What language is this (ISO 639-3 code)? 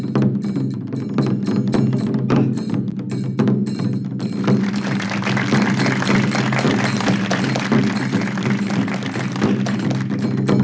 tha